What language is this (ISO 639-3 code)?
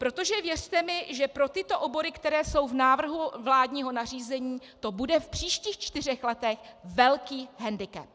ces